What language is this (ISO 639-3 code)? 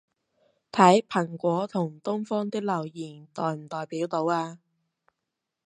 yue